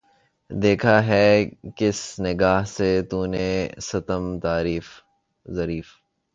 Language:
Urdu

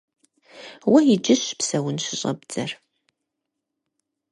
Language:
Kabardian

